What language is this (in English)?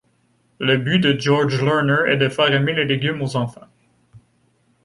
French